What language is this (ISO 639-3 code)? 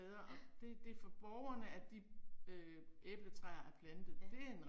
dan